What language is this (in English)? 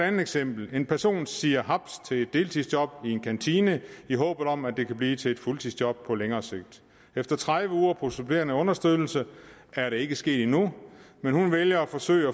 Danish